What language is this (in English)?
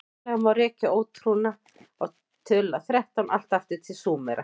Icelandic